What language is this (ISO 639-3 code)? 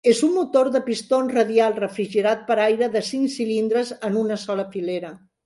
cat